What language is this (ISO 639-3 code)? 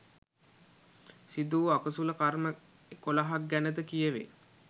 sin